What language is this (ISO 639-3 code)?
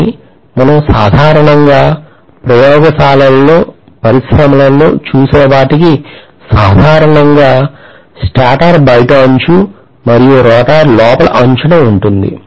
tel